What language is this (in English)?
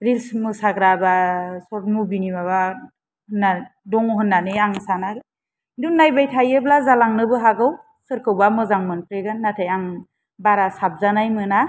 Bodo